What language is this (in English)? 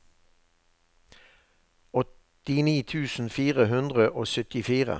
Norwegian